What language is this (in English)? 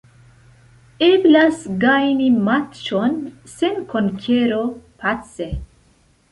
Esperanto